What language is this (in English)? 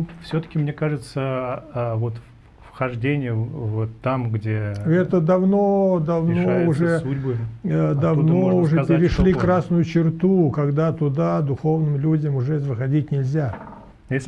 Russian